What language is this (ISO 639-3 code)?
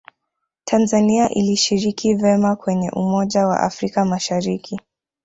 swa